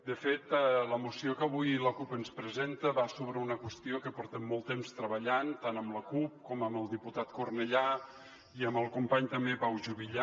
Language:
Catalan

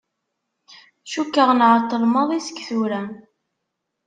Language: Kabyle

